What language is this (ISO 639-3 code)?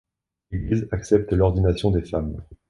fra